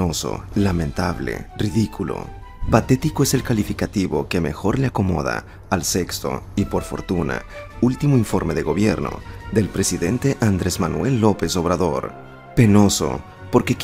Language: Spanish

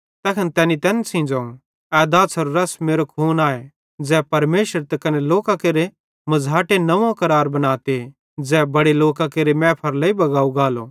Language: Bhadrawahi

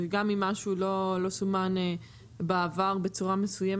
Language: Hebrew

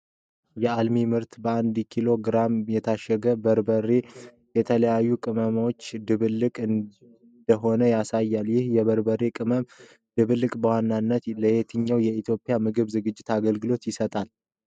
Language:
Amharic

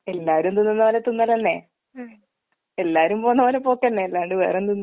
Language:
Malayalam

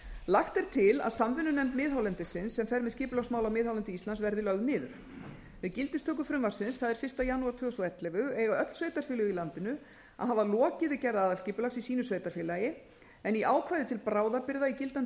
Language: Icelandic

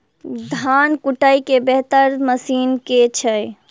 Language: Maithili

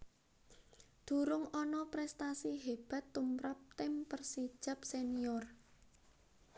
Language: Javanese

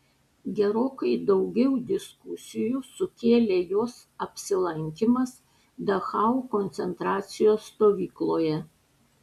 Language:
Lithuanian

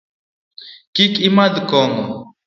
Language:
Luo (Kenya and Tanzania)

